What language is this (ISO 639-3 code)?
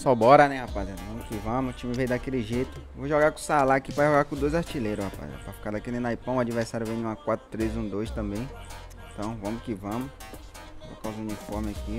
por